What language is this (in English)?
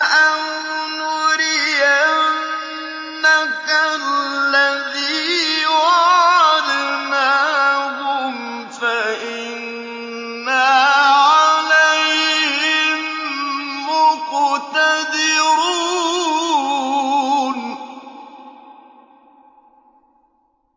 Arabic